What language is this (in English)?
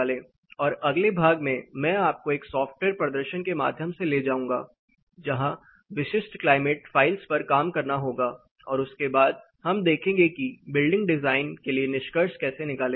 Hindi